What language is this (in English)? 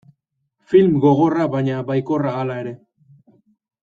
Basque